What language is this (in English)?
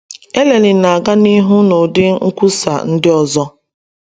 Igbo